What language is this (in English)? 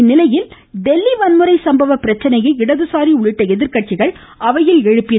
Tamil